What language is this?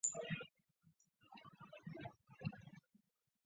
Chinese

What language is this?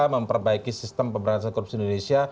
Indonesian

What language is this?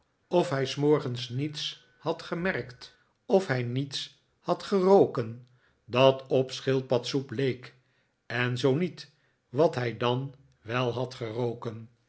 Dutch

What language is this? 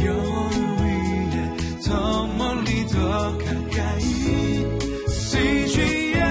Korean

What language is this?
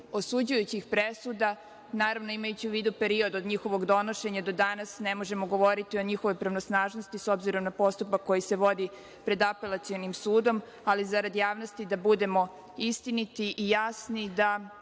Serbian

